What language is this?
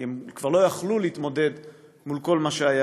Hebrew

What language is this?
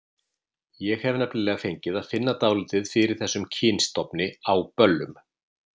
Icelandic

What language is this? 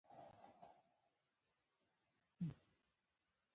Pashto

